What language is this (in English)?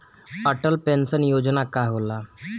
Bhojpuri